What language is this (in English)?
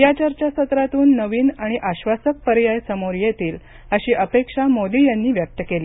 Marathi